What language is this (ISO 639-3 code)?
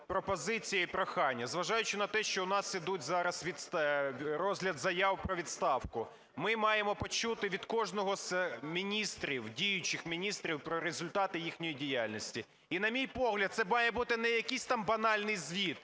ukr